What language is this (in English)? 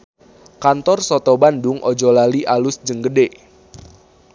Sundanese